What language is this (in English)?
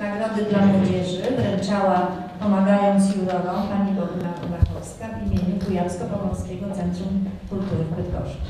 Polish